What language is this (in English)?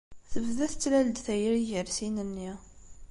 Kabyle